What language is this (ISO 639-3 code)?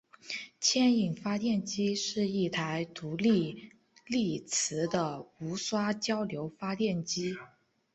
zho